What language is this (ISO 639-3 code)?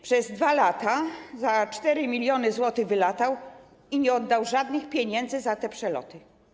pol